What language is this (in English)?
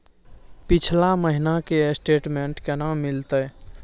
Maithili